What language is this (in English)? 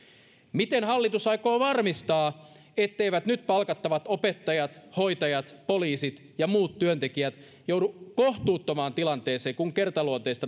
Finnish